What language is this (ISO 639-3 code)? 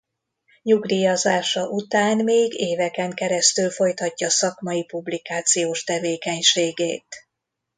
hun